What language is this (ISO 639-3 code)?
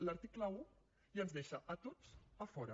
cat